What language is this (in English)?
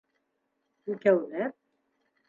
Bashkir